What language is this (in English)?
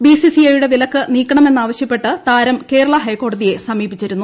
Malayalam